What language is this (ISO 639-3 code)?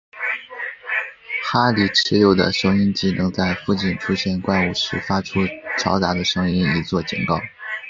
zho